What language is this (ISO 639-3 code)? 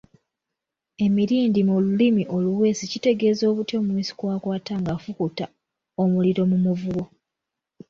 lug